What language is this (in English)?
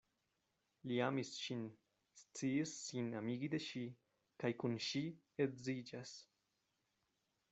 Esperanto